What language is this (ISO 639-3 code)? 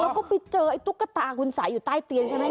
tha